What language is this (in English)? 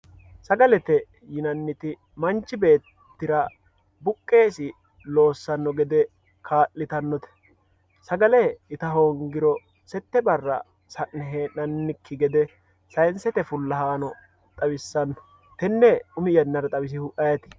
Sidamo